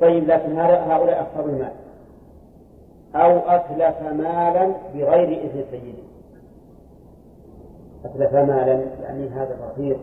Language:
Arabic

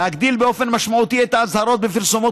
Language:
Hebrew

